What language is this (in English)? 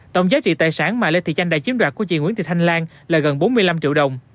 Vietnamese